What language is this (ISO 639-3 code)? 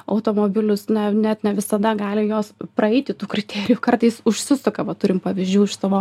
lit